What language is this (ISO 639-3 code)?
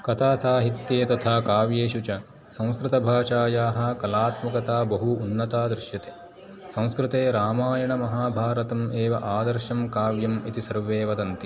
san